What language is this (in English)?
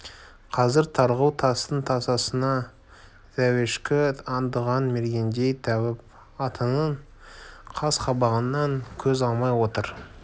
Kazakh